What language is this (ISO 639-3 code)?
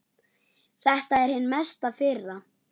isl